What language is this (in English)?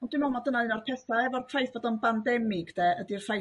Welsh